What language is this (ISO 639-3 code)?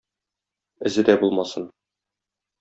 tat